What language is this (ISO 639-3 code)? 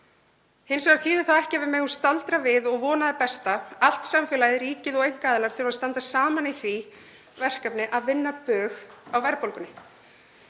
isl